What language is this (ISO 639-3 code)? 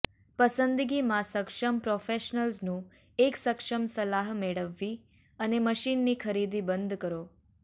guj